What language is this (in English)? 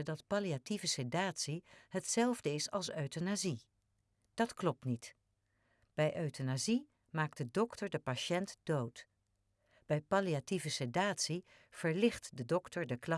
Dutch